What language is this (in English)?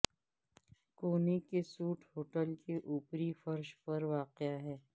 Urdu